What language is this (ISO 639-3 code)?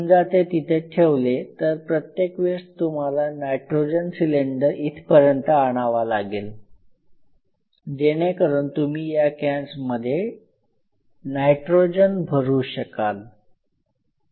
mar